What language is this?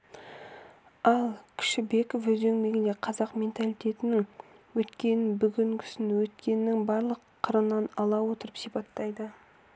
Kazakh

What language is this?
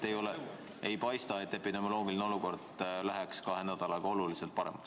Estonian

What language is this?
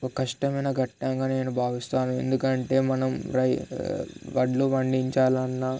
Telugu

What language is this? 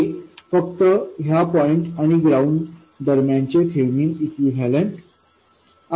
Marathi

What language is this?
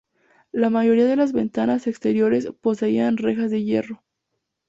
Spanish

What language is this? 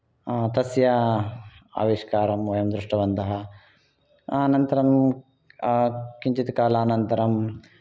Sanskrit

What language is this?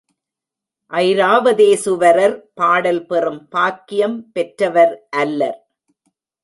Tamil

